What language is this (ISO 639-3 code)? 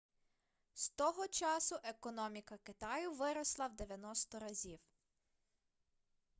ukr